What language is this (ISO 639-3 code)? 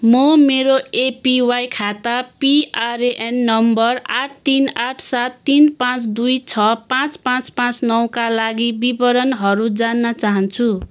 nep